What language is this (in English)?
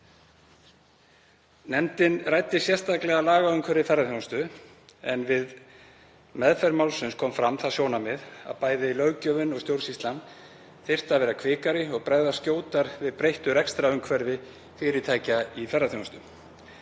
Icelandic